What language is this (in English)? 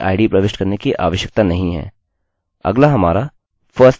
Hindi